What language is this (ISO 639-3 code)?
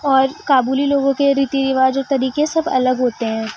urd